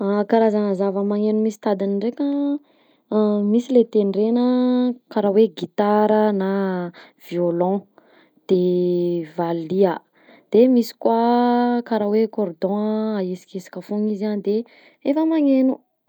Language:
Southern Betsimisaraka Malagasy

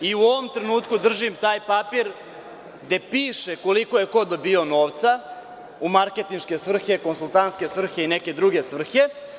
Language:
Serbian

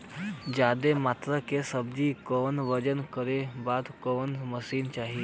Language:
Bhojpuri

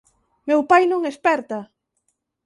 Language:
Galician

